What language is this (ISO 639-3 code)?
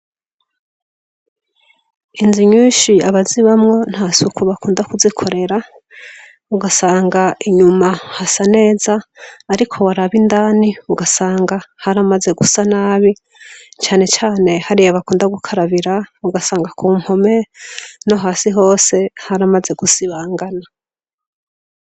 run